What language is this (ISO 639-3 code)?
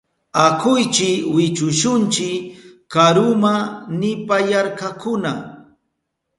qup